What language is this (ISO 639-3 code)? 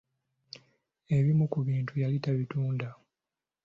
lug